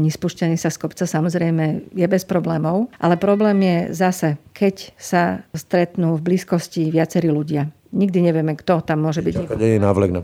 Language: Slovak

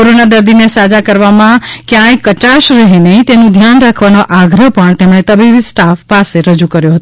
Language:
Gujarati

